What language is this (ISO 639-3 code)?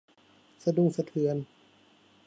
tha